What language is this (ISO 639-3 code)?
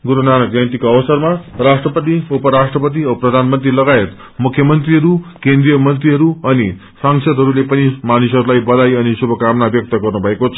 nep